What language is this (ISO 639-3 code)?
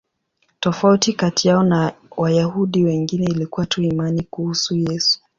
swa